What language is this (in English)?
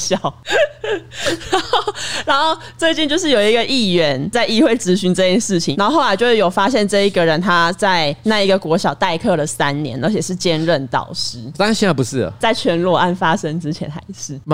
Chinese